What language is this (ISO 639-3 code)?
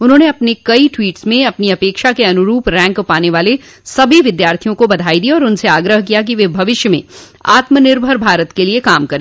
hin